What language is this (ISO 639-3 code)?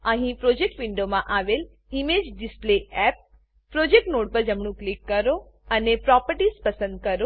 guj